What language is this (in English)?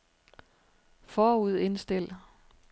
Danish